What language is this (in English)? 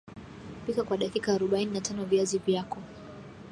Swahili